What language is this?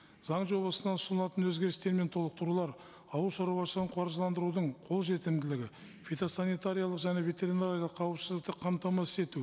Kazakh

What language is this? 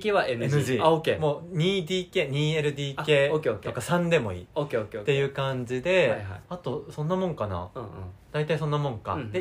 Japanese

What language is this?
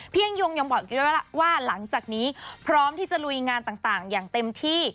Thai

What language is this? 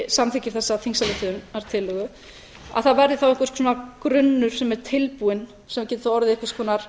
Icelandic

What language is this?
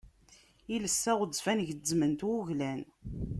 Kabyle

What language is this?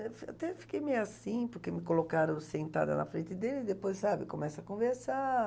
Portuguese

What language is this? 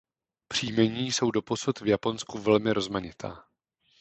Czech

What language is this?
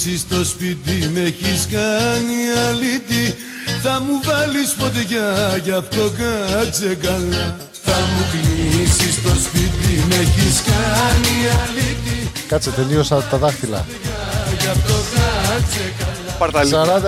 Greek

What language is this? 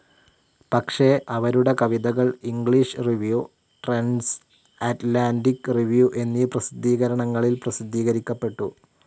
Malayalam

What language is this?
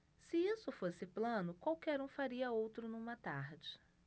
Portuguese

